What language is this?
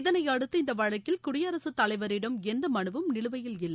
Tamil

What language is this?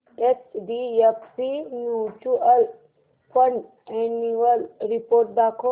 Marathi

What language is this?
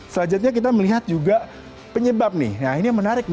Indonesian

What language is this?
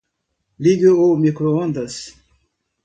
Portuguese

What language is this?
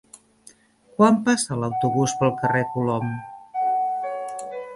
Catalan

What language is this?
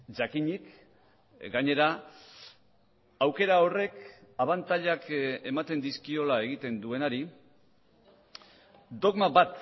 Basque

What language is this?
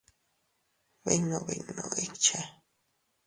Teutila Cuicatec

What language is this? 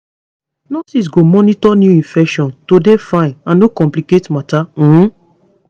Nigerian Pidgin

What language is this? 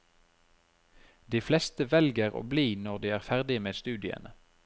Norwegian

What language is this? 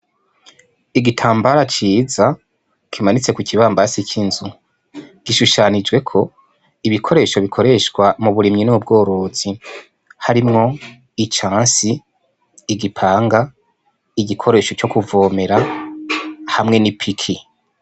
Rundi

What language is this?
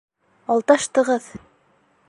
Bashkir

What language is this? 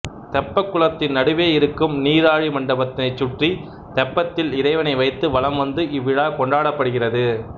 Tamil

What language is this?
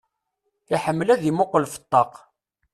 Kabyle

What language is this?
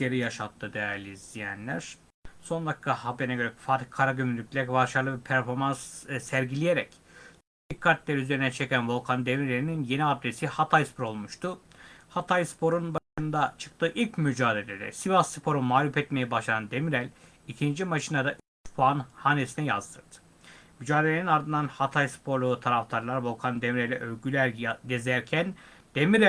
Turkish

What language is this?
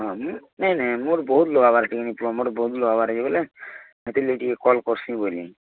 Odia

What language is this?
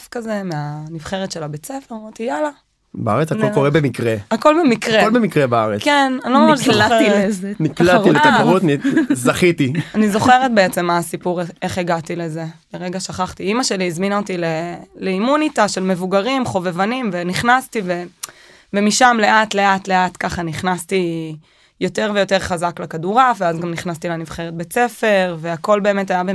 Hebrew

